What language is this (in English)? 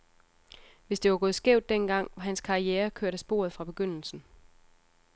Danish